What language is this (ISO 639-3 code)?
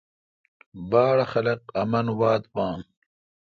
xka